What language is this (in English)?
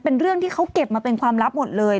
Thai